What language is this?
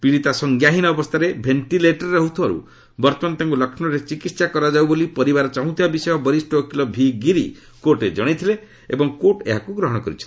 Odia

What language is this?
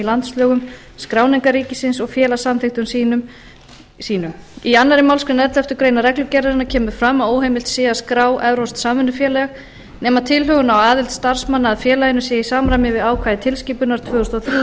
Icelandic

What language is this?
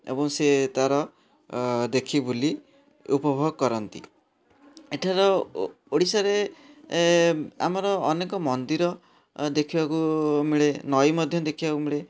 Odia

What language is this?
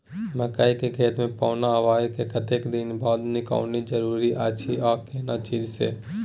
Maithili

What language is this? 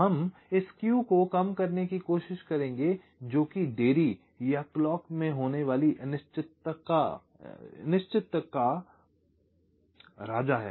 Hindi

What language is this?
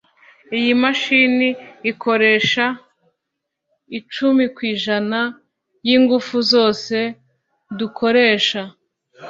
Kinyarwanda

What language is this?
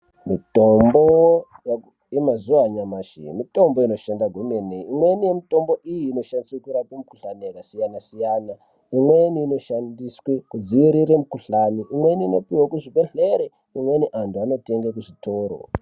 Ndau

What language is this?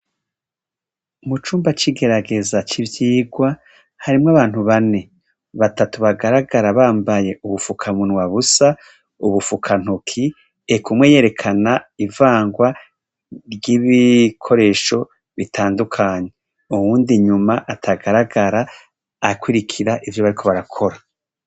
Rundi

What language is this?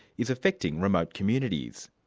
English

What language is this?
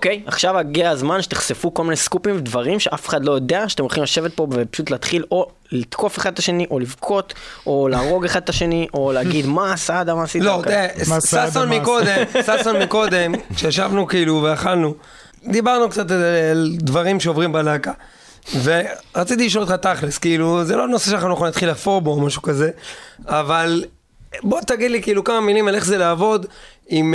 Hebrew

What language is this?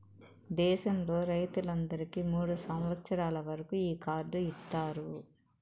Telugu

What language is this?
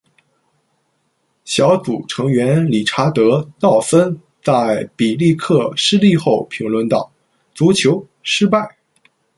Chinese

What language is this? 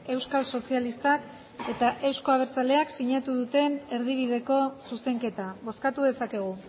Basque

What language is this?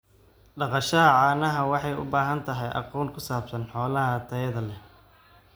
Somali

